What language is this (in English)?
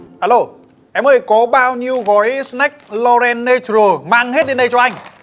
Vietnamese